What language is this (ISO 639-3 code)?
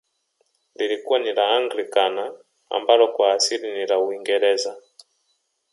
swa